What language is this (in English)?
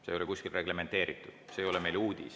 Estonian